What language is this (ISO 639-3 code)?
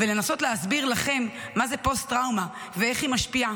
heb